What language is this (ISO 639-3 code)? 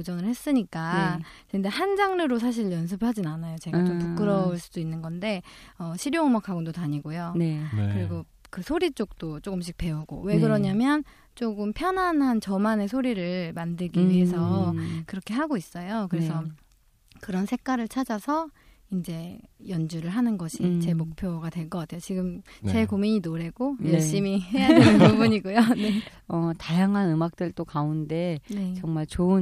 kor